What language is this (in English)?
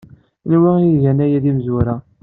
Kabyle